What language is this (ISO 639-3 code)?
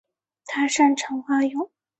zho